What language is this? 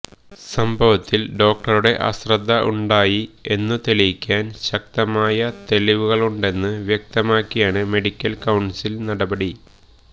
Malayalam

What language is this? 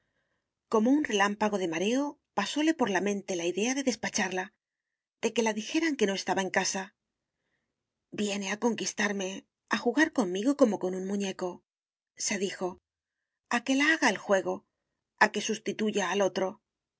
Spanish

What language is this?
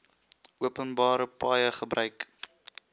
Afrikaans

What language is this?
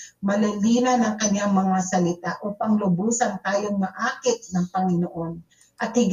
Filipino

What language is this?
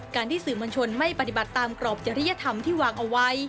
Thai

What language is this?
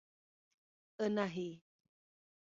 Portuguese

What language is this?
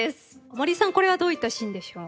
Japanese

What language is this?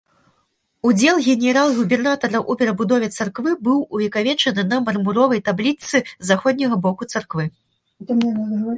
Belarusian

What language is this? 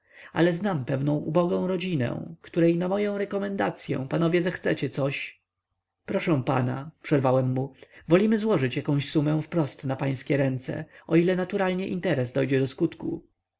Polish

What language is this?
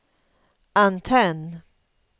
Swedish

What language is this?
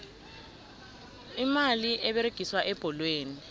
South Ndebele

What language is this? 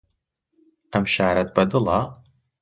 Central Kurdish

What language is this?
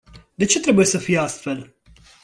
Romanian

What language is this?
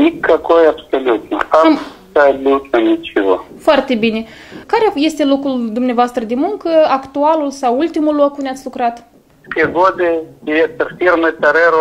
Romanian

